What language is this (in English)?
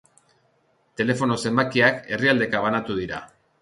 Basque